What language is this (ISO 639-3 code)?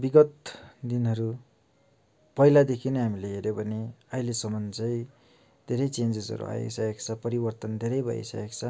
nep